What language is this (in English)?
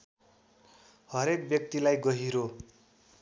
Nepali